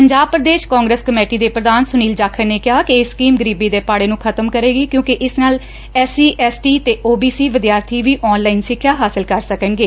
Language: Punjabi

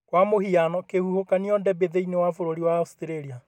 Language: Kikuyu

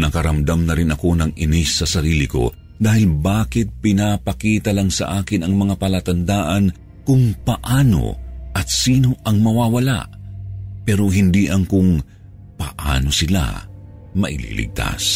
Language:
Filipino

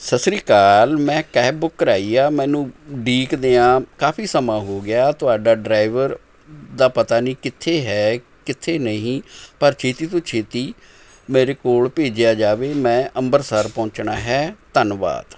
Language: Punjabi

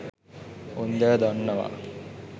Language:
Sinhala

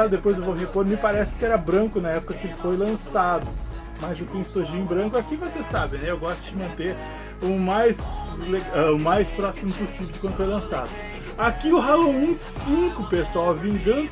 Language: Portuguese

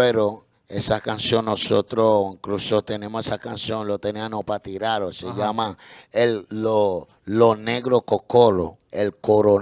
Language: Spanish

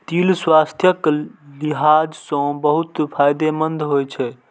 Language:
Maithili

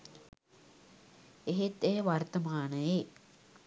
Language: Sinhala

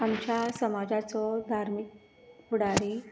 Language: Konkani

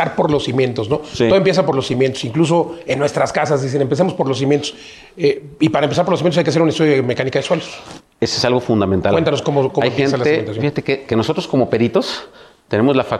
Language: Spanish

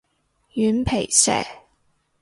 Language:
Cantonese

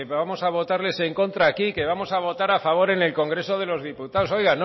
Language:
Spanish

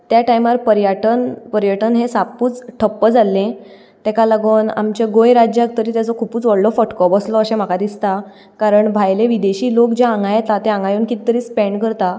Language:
Konkani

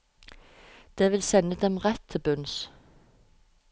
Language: Norwegian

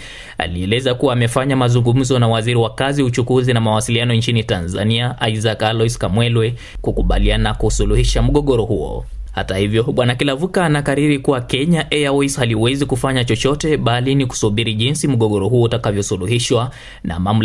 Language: Swahili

